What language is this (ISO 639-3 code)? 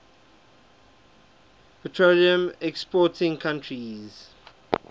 eng